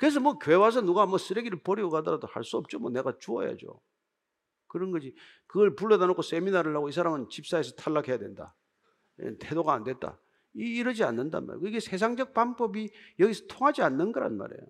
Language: Korean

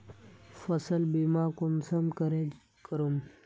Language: Magahi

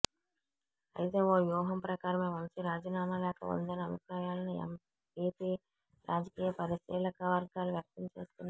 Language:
Telugu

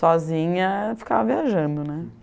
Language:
Portuguese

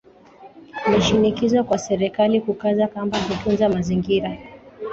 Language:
Swahili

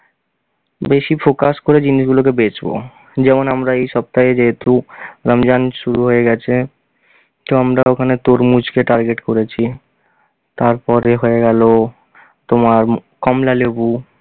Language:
Bangla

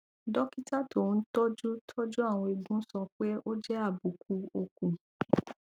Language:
Yoruba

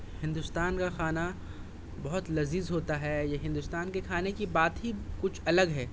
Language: Urdu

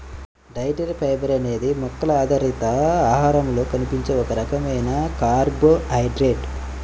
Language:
Telugu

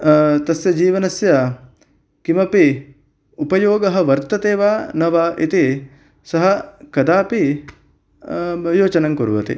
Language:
Sanskrit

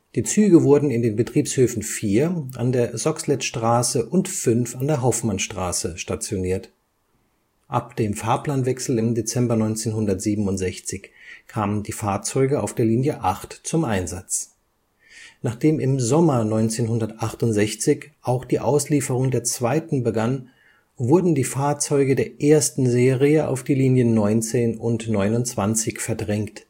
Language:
German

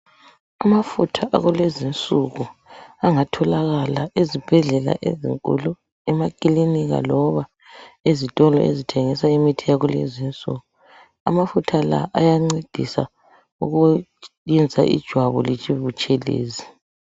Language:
North Ndebele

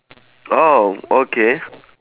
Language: English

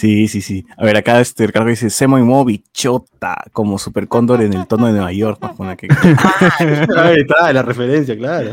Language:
Spanish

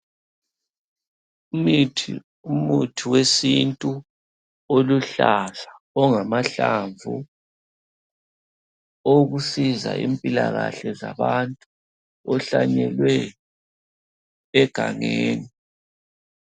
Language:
North Ndebele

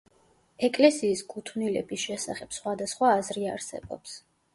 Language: Georgian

